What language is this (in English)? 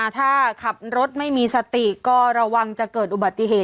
Thai